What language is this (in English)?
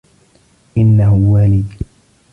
Arabic